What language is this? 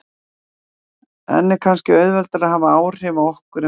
Icelandic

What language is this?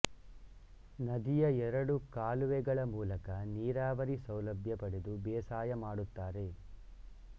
Kannada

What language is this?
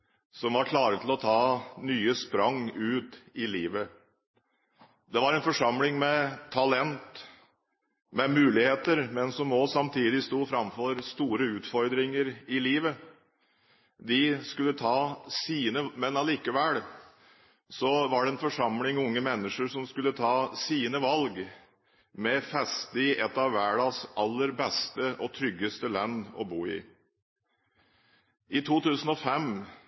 Norwegian Bokmål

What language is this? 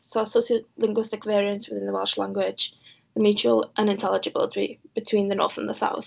Welsh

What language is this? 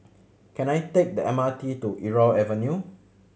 English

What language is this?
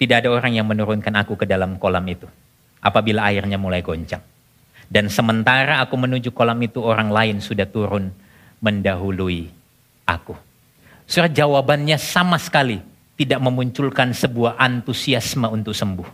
Indonesian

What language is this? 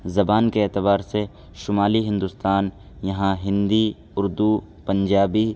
Urdu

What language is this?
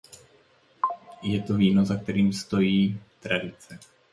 Czech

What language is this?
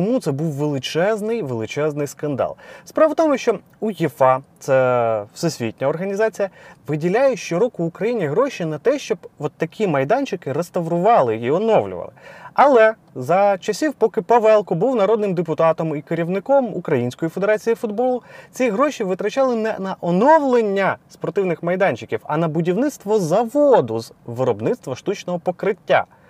Ukrainian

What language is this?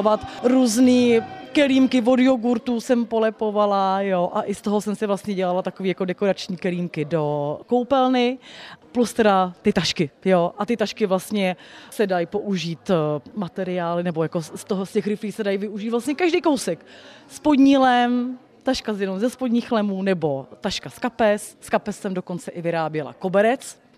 Czech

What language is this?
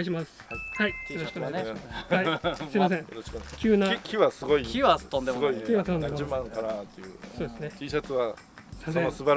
Japanese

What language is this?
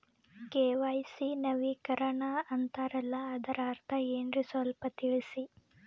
Kannada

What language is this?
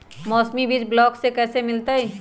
Magahi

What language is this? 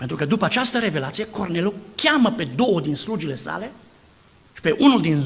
Romanian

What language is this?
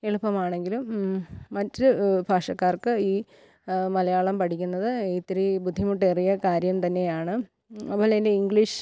Malayalam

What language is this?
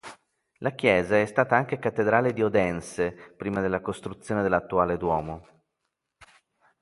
Italian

